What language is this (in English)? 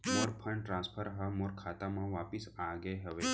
Chhattisgarhi